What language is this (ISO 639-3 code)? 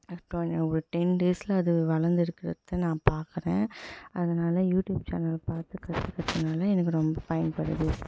tam